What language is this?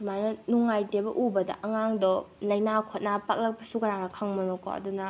Manipuri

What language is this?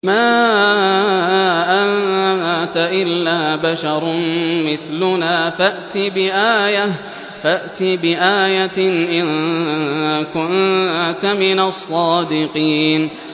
Arabic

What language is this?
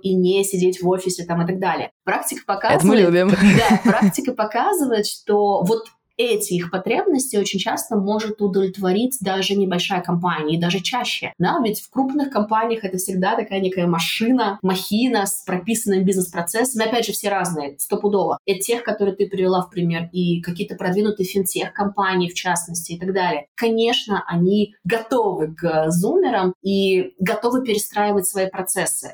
Russian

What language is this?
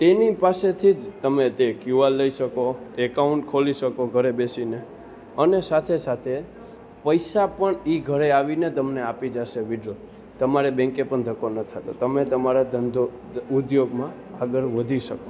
Gujarati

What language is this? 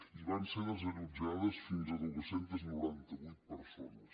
Catalan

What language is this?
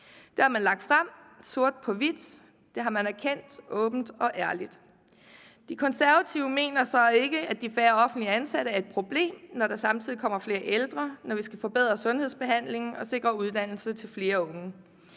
Danish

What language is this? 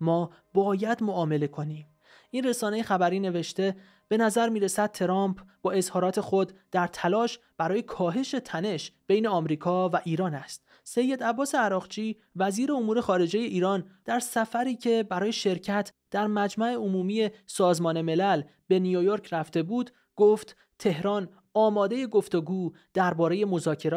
Persian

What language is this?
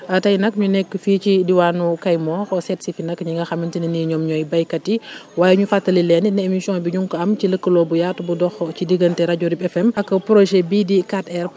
Wolof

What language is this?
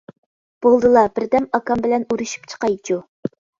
Uyghur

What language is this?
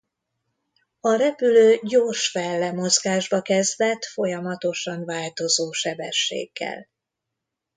Hungarian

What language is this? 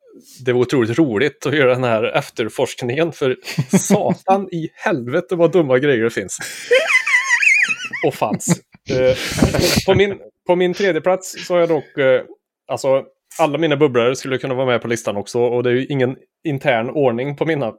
Swedish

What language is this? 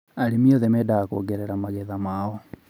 Kikuyu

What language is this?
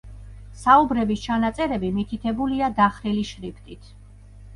Georgian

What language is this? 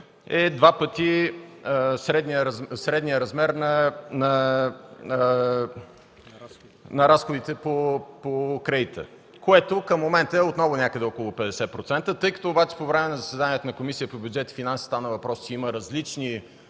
Bulgarian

